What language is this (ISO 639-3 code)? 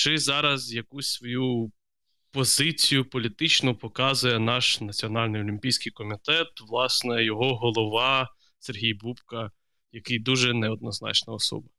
ukr